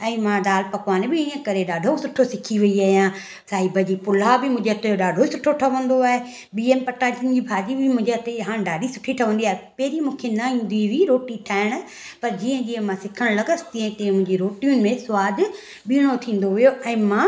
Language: Sindhi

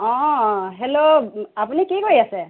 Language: Assamese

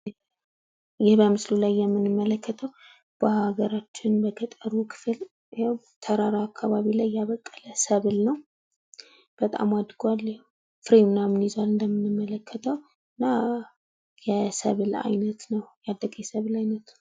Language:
Amharic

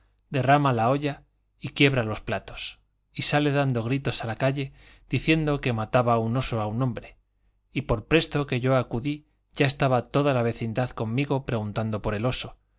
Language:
Spanish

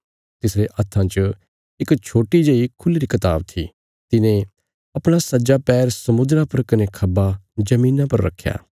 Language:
Bilaspuri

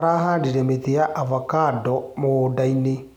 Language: Kikuyu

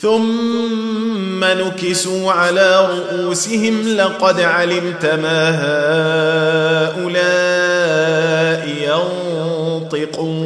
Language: Arabic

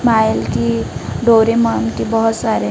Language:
Hindi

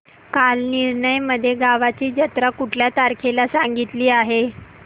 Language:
Marathi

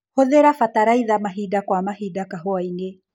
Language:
Kikuyu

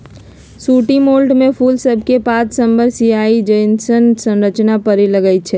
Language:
Magahi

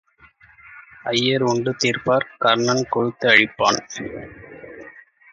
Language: Tamil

